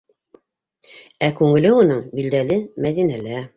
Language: Bashkir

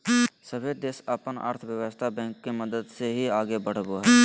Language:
Magahi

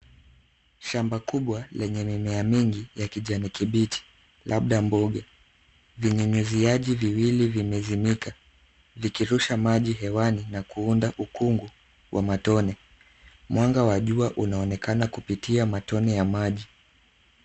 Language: Swahili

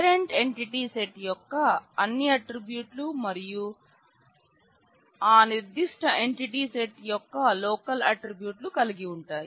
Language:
Telugu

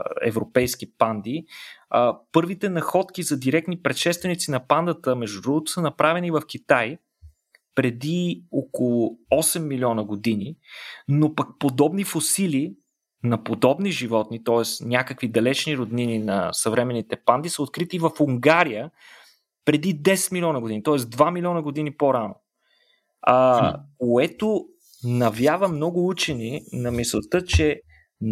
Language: Bulgarian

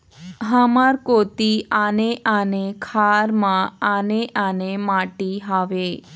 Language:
Chhattisgarhi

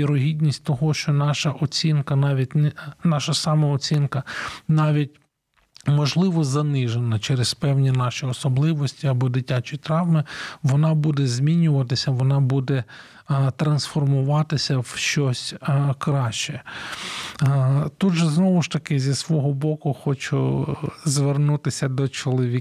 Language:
Ukrainian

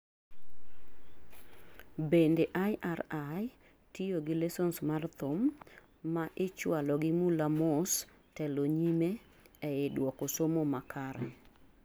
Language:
Luo (Kenya and Tanzania)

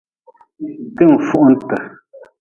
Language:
Nawdm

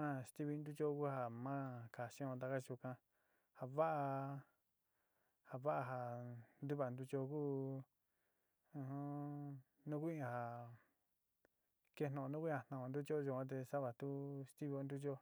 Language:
Sinicahua Mixtec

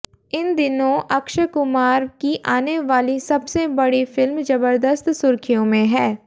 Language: Hindi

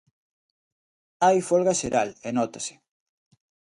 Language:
Galician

